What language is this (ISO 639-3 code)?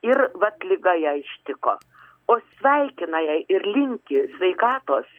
lit